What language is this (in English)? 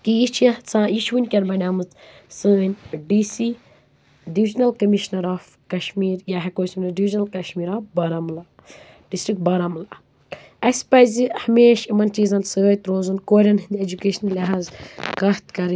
Kashmiri